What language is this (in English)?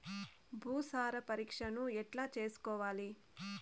Telugu